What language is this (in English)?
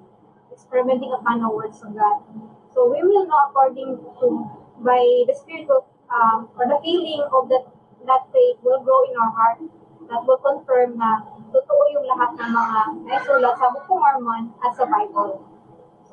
Filipino